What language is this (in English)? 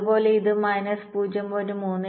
Malayalam